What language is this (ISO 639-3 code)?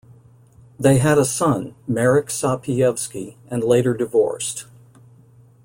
eng